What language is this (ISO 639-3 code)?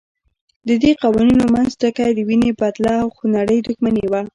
pus